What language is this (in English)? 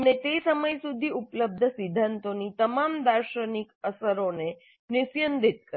Gujarati